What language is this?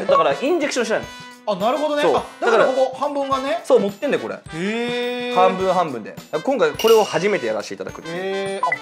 Japanese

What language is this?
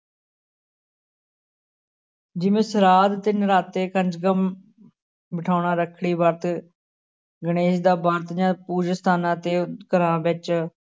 Punjabi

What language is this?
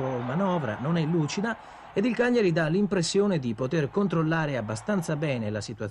Italian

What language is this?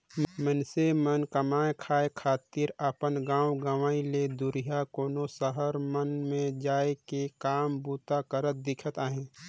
Chhattisgarhi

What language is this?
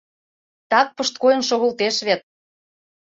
Mari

